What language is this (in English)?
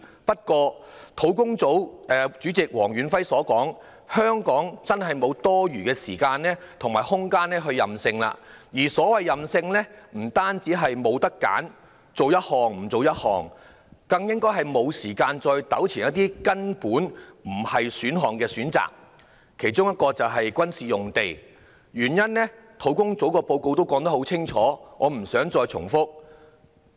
Cantonese